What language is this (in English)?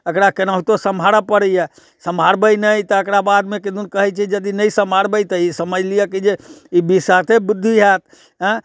Maithili